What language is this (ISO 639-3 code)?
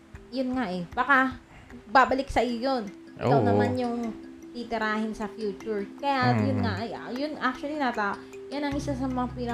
fil